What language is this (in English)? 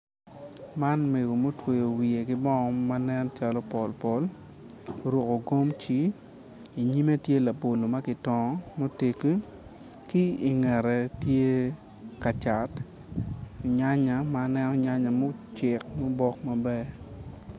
Acoli